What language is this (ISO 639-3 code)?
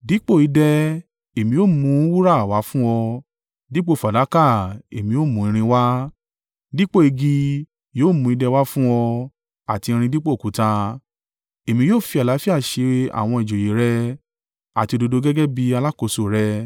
yor